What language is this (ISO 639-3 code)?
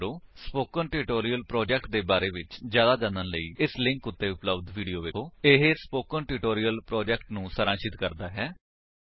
pan